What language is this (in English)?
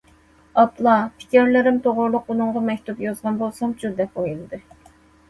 Uyghur